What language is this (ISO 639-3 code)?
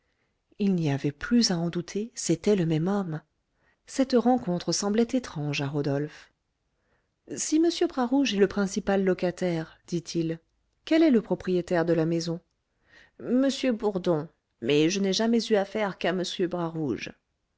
fra